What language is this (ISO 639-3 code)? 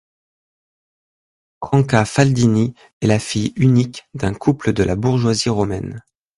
fra